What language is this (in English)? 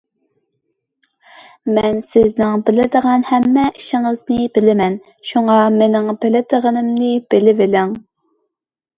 Uyghur